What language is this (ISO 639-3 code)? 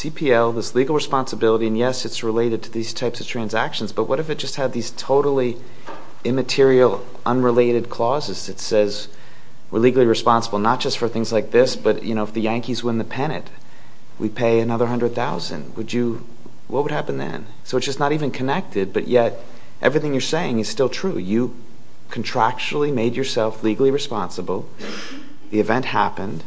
eng